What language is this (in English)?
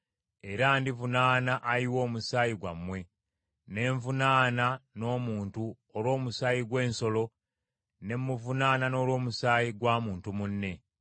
Ganda